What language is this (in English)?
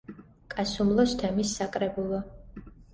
Georgian